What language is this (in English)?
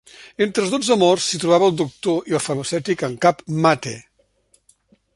Catalan